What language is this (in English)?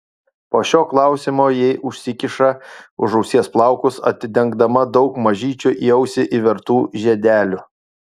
Lithuanian